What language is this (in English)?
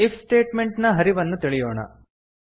Kannada